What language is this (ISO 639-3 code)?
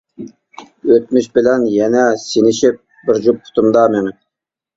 uig